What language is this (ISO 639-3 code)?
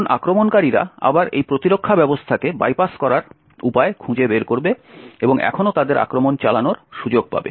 ben